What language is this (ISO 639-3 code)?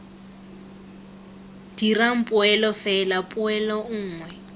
tsn